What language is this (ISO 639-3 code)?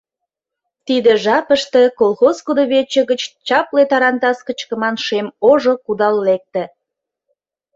chm